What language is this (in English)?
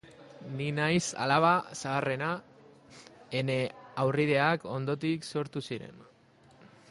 Basque